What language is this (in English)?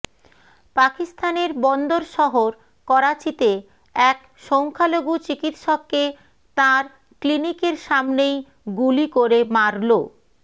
Bangla